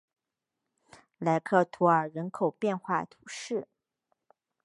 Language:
Chinese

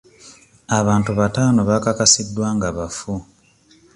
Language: Ganda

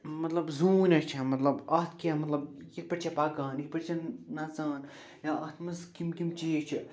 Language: Kashmiri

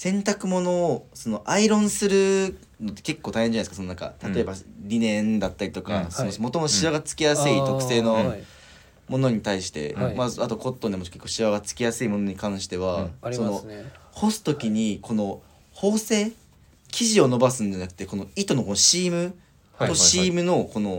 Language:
Japanese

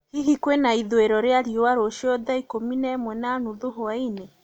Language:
Kikuyu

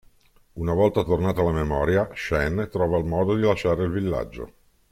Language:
Italian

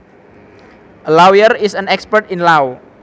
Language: Javanese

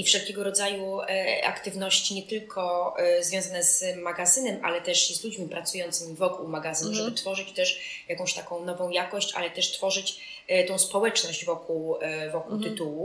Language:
Polish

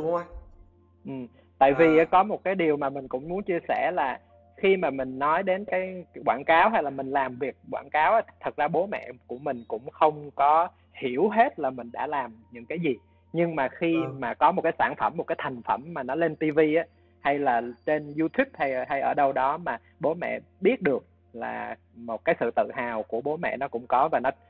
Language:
Vietnamese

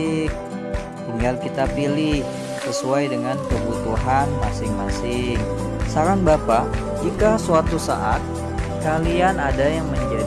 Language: Indonesian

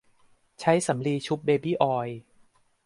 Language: Thai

